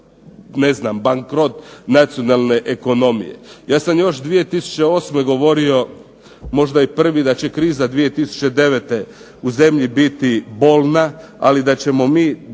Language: Croatian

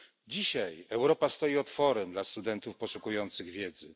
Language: Polish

